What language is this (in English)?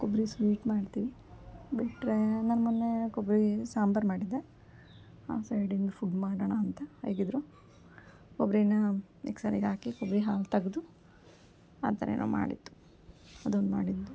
Kannada